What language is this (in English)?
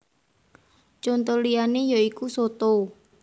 Javanese